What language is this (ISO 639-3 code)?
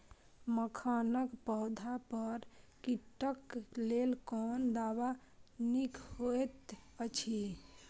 mai